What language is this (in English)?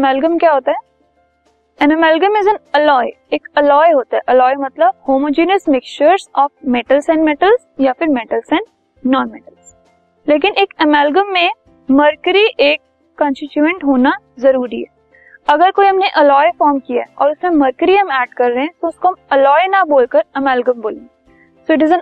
Hindi